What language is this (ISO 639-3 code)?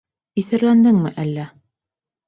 bak